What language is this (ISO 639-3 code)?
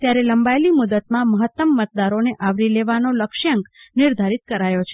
guj